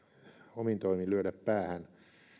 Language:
Finnish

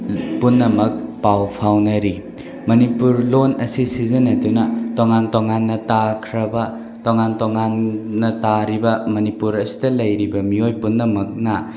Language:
Manipuri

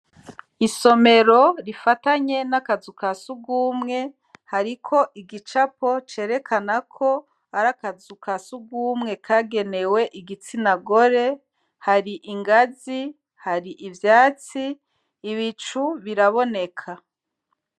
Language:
Rundi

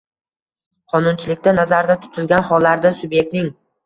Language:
Uzbek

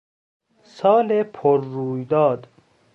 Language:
Persian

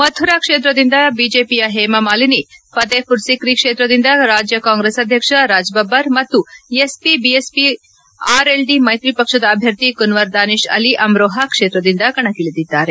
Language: Kannada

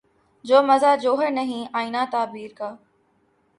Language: Urdu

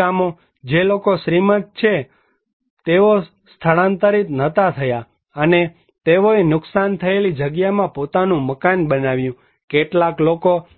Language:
Gujarati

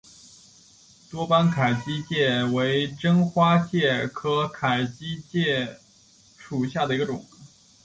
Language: Chinese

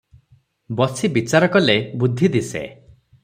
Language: Odia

